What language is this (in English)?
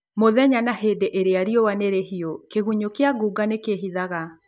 Kikuyu